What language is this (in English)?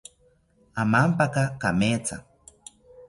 South Ucayali Ashéninka